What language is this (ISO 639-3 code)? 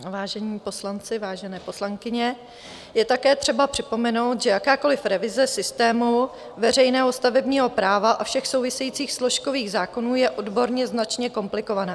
ces